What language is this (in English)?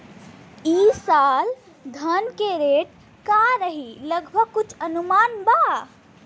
Bhojpuri